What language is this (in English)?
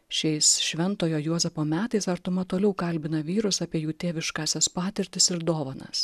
Lithuanian